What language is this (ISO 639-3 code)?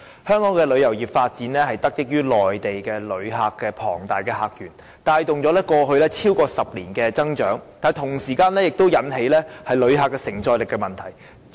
yue